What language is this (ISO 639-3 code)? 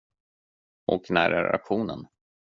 swe